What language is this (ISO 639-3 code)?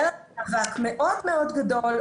heb